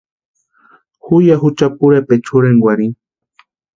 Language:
Western Highland Purepecha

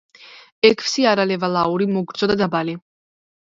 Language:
Georgian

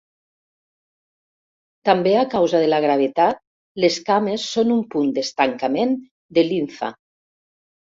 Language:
Catalan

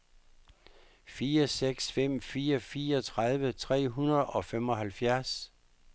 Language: Danish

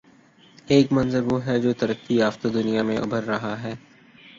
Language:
Urdu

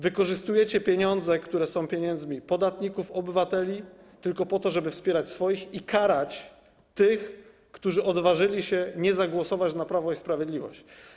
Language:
Polish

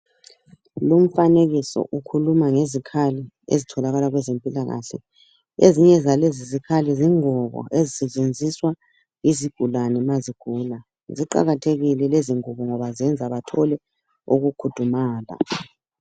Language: North Ndebele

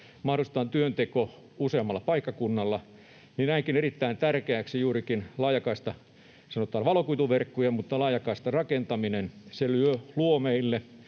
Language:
Finnish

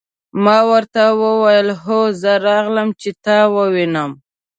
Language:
Pashto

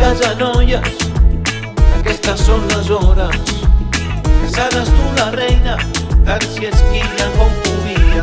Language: Catalan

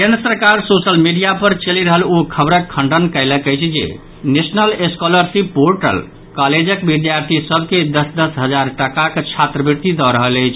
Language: Maithili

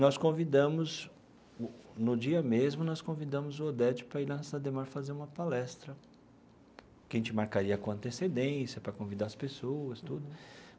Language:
Portuguese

